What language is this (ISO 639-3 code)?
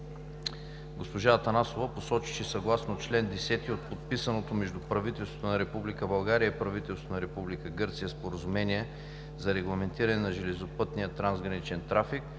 bul